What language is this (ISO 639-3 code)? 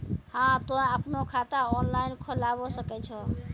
mai